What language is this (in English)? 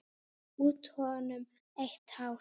Icelandic